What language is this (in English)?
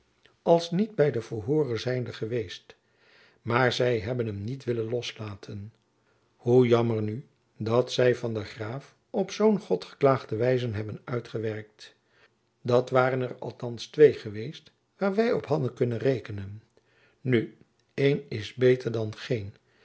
Dutch